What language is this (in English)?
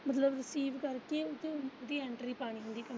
Punjabi